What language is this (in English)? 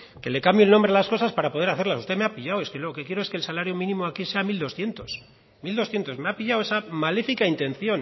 Spanish